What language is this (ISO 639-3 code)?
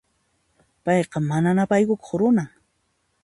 qxp